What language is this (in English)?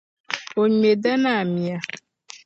Dagbani